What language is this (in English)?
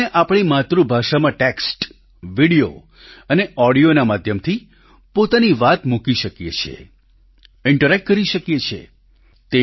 Gujarati